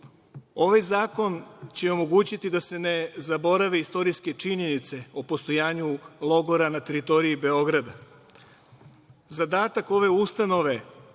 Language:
Serbian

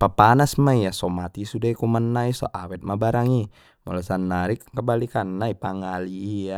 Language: Batak Mandailing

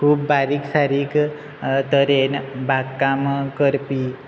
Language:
Konkani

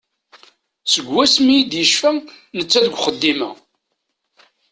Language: Kabyle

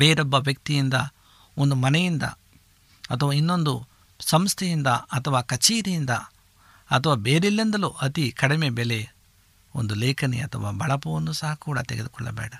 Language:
Kannada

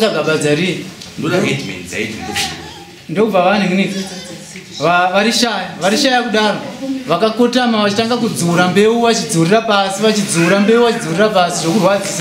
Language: French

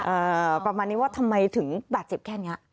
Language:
Thai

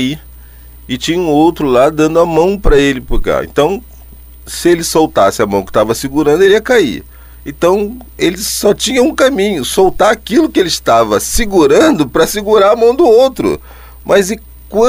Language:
Portuguese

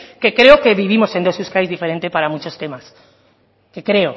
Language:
Spanish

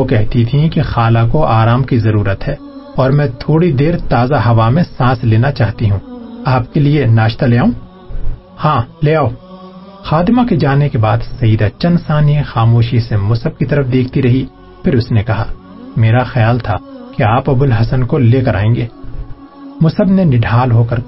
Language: Urdu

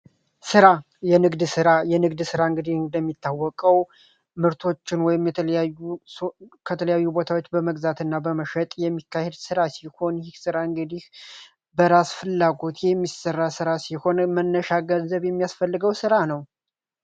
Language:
Amharic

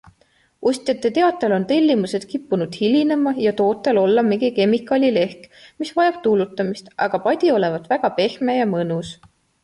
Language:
Estonian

